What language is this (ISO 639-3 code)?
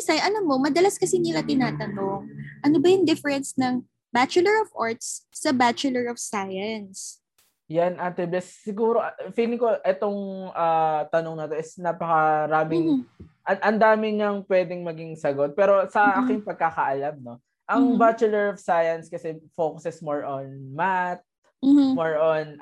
fil